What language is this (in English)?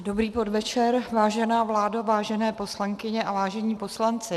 Czech